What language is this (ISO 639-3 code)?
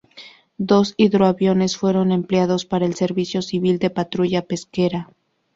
spa